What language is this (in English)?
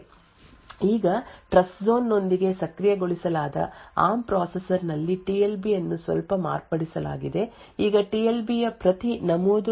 Kannada